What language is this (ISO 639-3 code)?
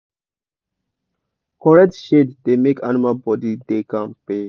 pcm